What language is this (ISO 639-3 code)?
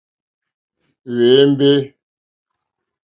bri